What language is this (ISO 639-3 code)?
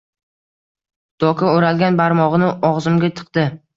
uzb